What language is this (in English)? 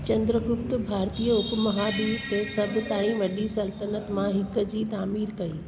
Sindhi